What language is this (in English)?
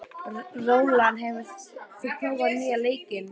Icelandic